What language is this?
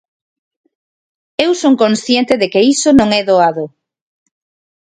Galician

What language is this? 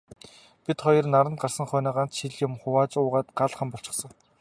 Mongolian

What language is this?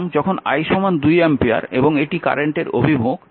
Bangla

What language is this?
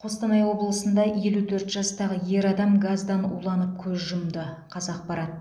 Kazakh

